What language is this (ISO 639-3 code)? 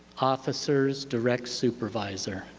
eng